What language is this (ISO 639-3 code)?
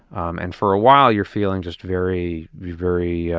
eng